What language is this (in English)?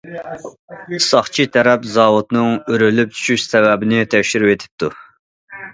Uyghur